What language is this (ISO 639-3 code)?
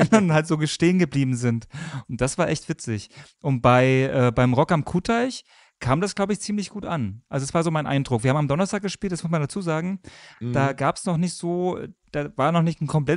deu